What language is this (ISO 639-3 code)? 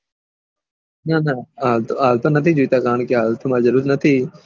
guj